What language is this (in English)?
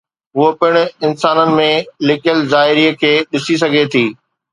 Sindhi